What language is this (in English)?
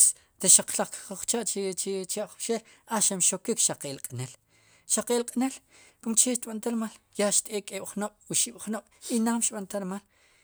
Sipacapense